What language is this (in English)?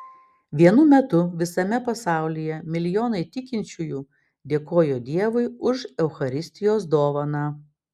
Lithuanian